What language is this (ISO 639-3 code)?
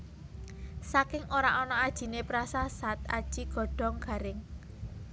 jav